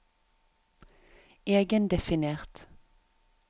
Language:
Norwegian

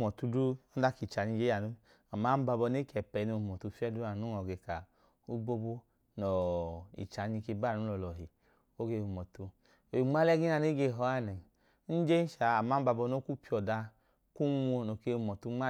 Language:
Idoma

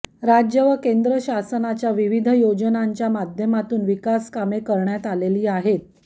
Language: Marathi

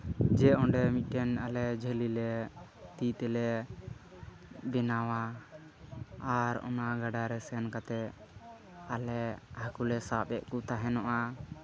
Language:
Santali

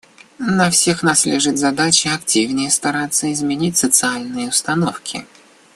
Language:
Russian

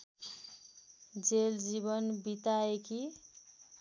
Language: Nepali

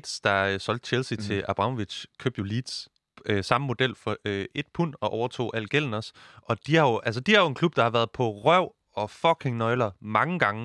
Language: Danish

